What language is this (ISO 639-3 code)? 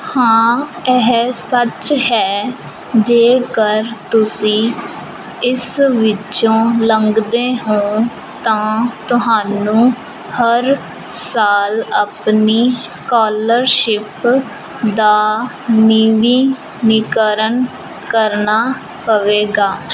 pan